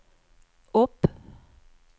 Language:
Swedish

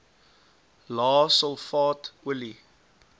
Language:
Afrikaans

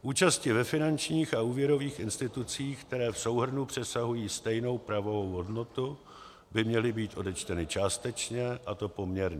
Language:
Czech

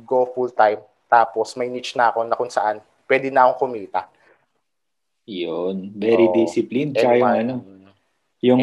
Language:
Filipino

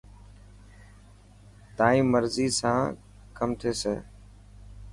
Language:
Dhatki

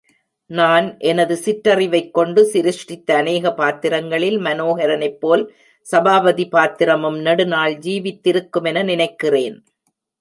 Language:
Tamil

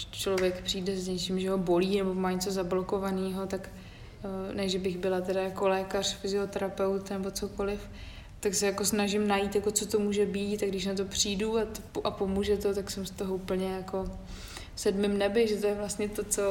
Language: Czech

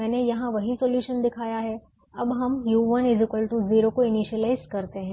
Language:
Hindi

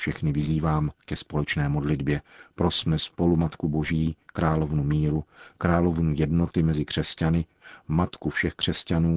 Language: Czech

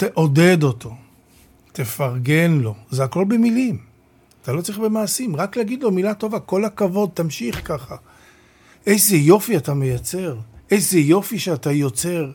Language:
Hebrew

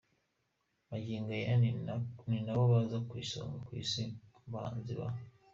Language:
Kinyarwanda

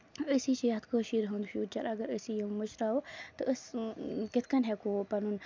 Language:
Kashmiri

